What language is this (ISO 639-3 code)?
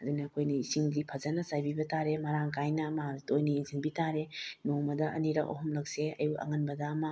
mni